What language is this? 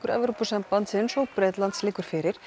Icelandic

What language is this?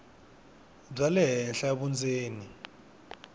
Tsonga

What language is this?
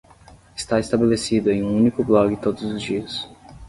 Portuguese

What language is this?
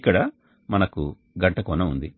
Telugu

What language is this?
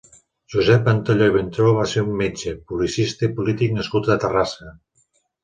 Catalan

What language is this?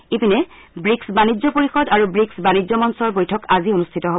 Assamese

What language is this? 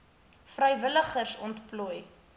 Afrikaans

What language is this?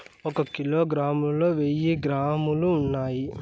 Telugu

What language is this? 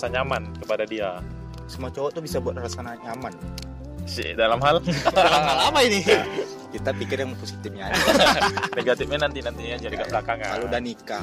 Indonesian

